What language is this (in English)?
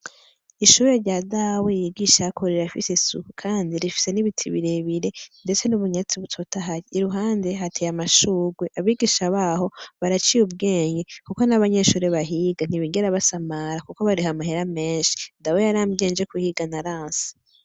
Rundi